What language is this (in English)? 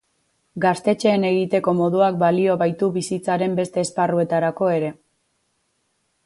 Basque